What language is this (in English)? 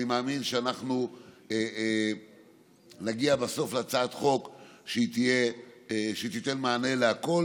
Hebrew